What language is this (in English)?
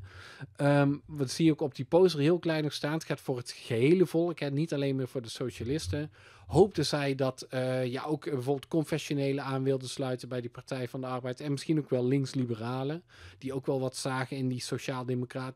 Dutch